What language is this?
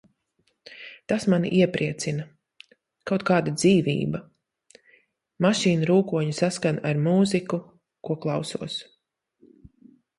Latvian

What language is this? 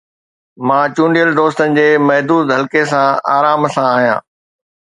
Sindhi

